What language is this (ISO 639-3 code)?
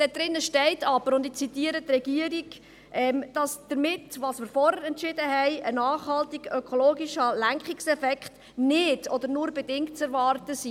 gsw